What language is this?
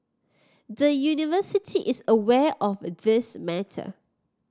English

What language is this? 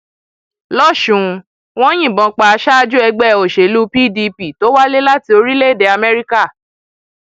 Yoruba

